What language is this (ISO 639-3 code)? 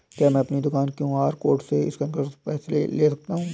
hin